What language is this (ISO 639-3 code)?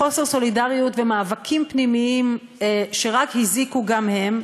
heb